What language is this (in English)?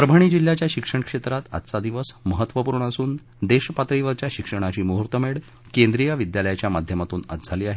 Marathi